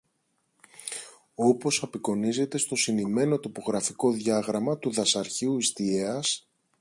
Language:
Greek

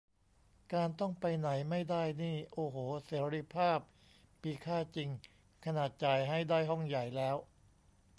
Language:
Thai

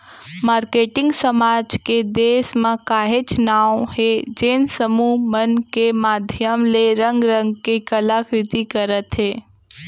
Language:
Chhattisgarhi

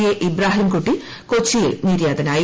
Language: Malayalam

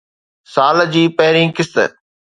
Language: Sindhi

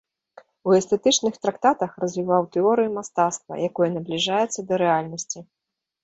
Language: Belarusian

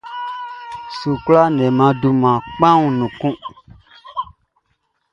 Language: Baoulé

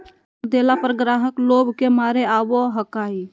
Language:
Magahi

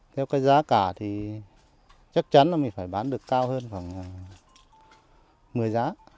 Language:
Vietnamese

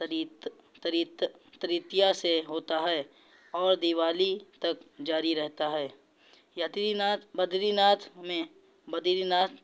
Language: Urdu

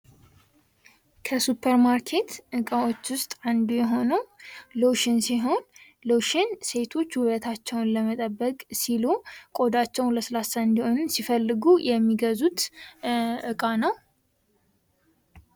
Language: Amharic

